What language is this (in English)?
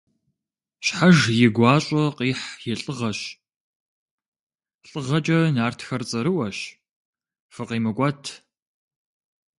Kabardian